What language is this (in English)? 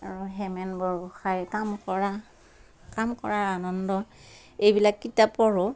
Assamese